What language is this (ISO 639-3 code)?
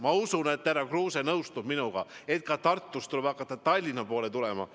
est